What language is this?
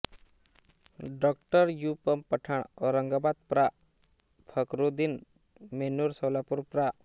Marathi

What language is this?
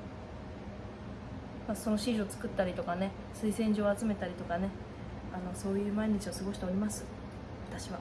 Japanese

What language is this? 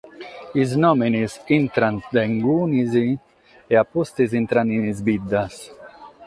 Sardinian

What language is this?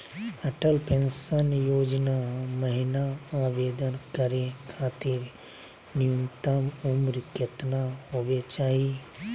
Magahi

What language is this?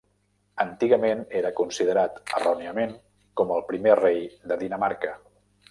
Catalan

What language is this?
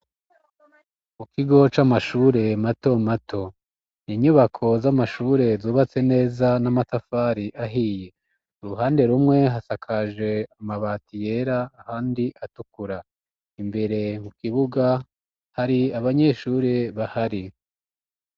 Rundi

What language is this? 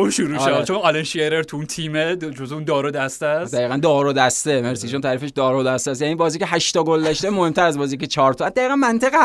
Persian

